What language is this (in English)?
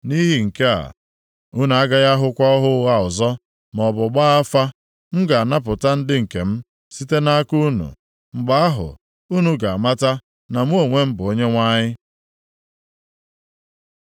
Igbo